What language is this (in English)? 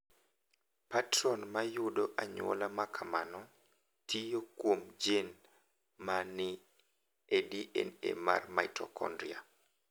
Luo (Kenya and Tanzania)